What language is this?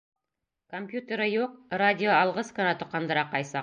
Bashkir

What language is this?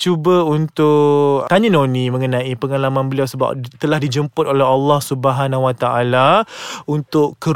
Malay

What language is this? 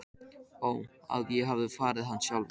Icelandic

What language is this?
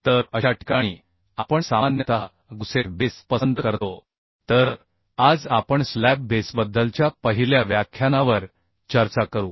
Marathi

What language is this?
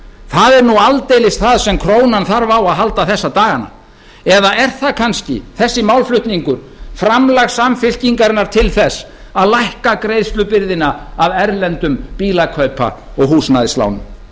Icelandic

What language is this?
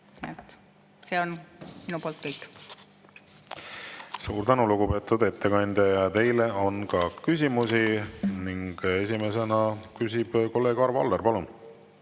Estonian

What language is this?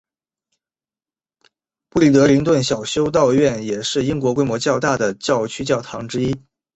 Chinese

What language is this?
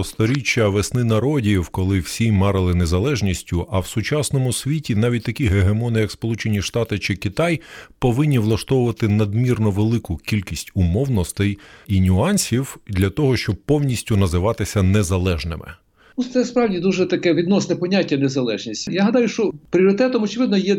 Ukrainian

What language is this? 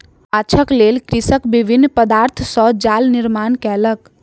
Maithili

